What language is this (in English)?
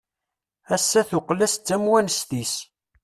Kabyle